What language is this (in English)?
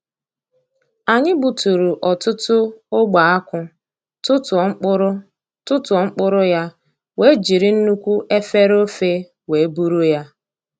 Igbo